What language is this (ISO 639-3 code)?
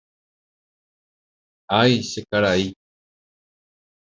grn